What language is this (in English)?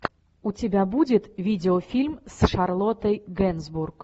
Russian